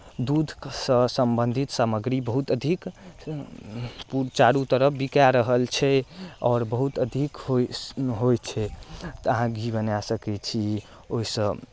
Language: Maithili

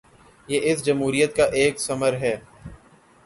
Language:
Urdu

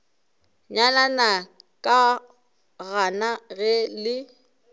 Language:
Northern Sotho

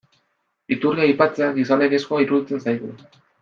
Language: Basque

